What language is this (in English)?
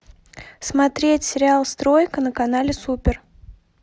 Russian